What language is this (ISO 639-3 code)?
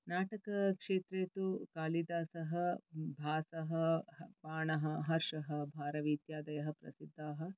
san